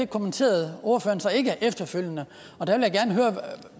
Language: Danish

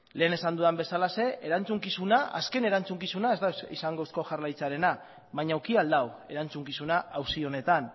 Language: Basque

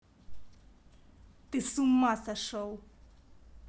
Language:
Russian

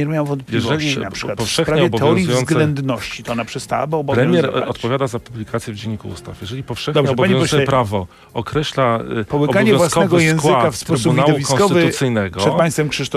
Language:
Polish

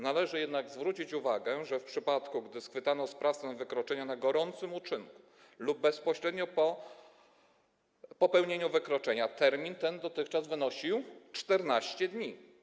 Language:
Polish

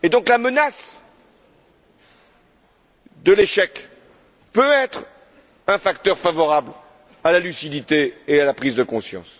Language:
French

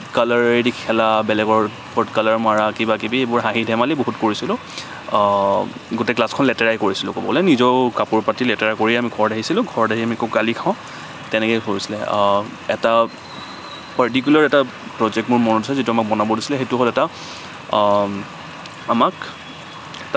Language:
Assamese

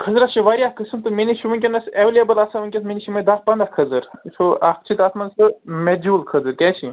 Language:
Kashmiri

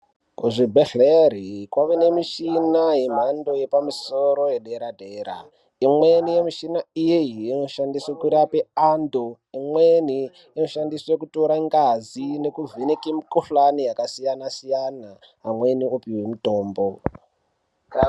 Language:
Ndau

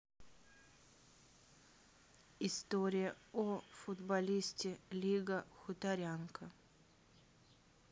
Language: Russian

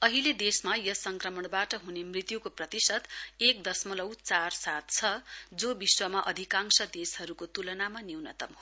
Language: Nepali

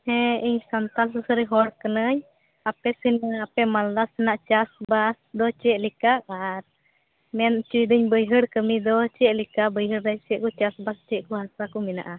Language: Santali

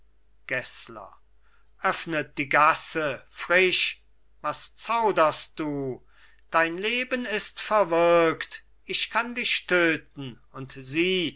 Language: German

